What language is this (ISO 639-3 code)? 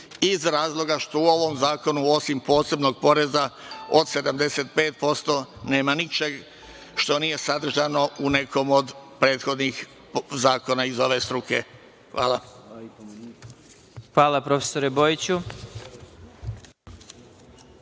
srp